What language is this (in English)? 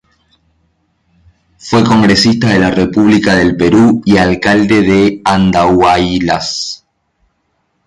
Spanish